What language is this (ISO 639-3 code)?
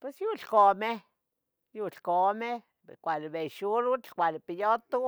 nhg